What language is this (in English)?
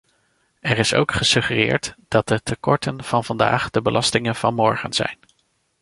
Dutch